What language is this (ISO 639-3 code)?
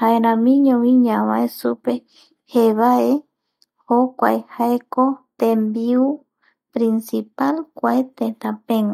gui